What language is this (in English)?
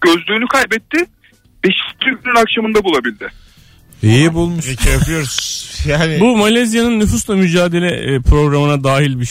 Turkish